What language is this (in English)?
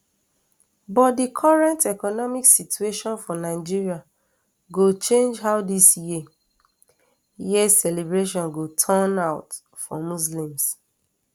Nigerian Pidgin